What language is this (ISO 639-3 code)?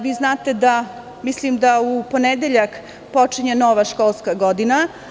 srp